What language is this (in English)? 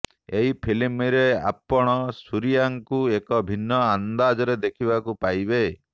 Odia